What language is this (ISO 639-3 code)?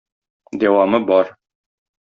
tat